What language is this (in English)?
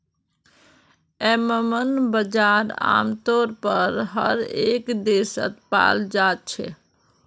Magahi